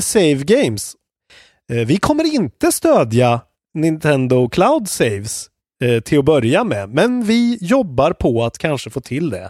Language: Swedish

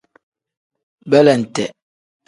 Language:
Tem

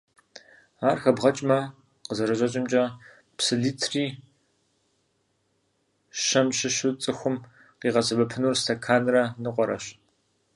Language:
Kabardian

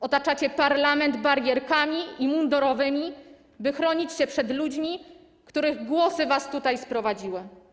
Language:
Polish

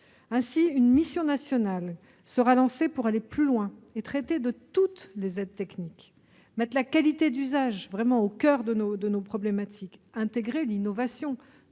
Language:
French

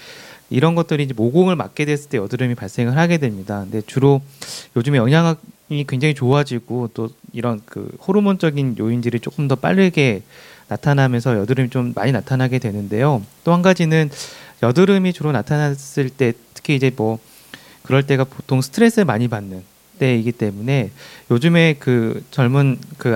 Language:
Korean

